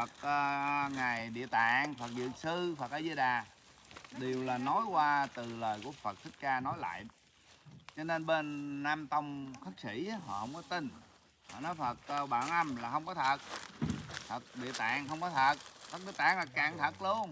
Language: Vietnamese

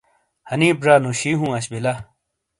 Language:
Shina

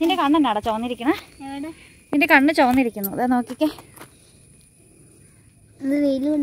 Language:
Malayalam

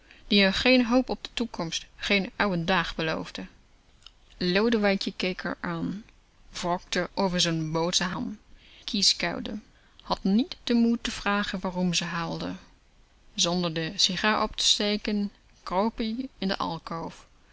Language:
Dutch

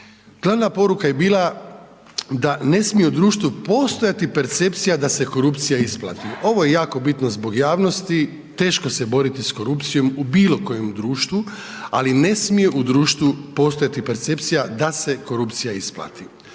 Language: Croatian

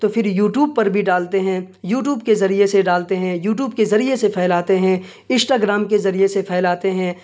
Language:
Urdu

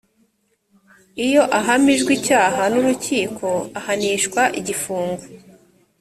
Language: Kinyarwanda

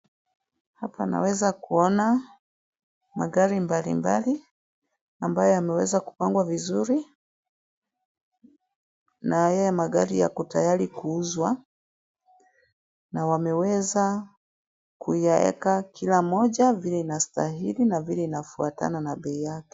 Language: Swahili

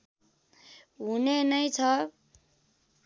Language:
Nepali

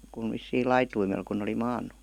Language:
Finnish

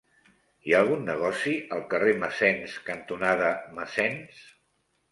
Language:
Catalan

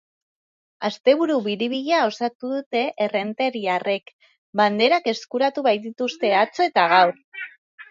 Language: Basque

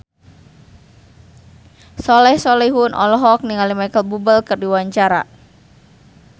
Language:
Sundanese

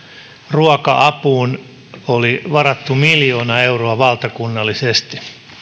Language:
Finnish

